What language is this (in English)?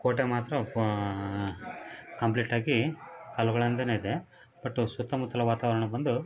Kannada